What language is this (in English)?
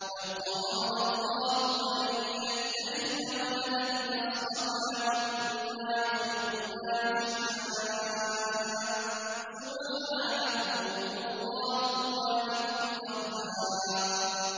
Arabic